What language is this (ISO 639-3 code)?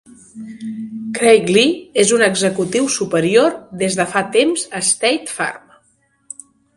cat